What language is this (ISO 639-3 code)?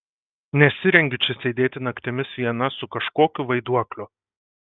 lit